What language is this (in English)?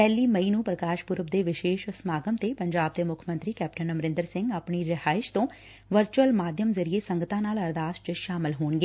Punjabi